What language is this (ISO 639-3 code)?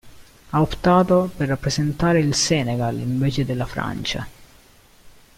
ita